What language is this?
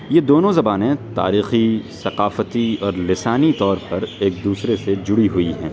Urdu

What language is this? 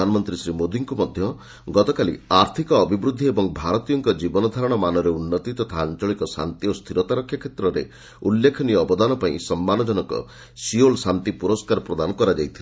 Odia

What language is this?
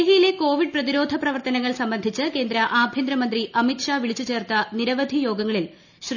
Malayalam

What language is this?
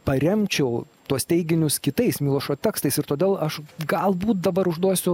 Lithuanian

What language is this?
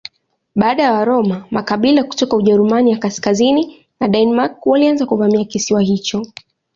Swahili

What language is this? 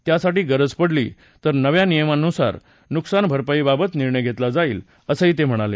Marathi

